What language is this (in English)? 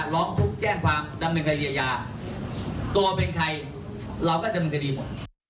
Thai